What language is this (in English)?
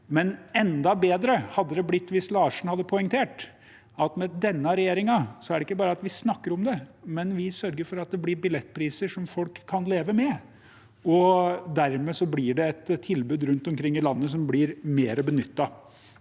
Norwegian